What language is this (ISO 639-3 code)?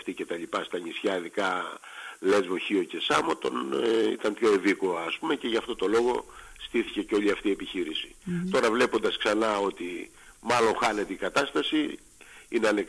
ell